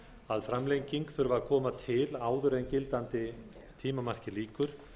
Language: Icelandic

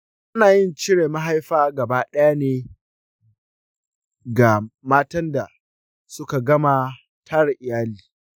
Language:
Hausa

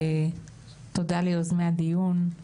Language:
Hebrew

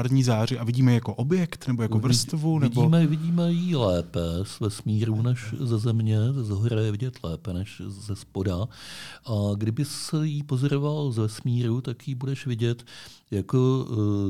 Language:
Czech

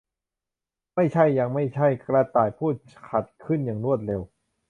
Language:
Thai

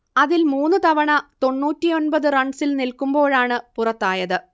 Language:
Malayalam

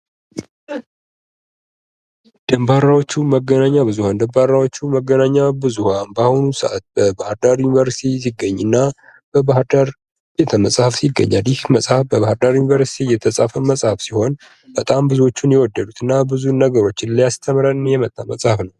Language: Amharic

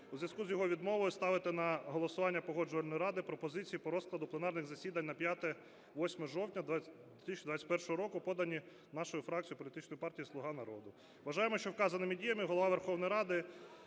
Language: Ukrainian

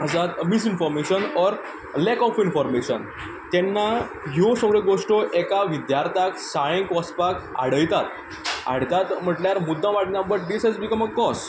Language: Konkani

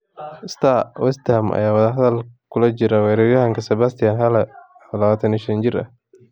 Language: Somali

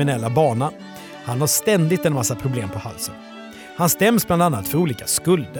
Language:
Swedish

